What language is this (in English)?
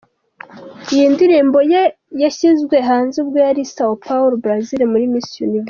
Kinyarwanda